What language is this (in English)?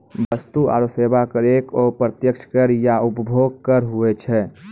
Maithili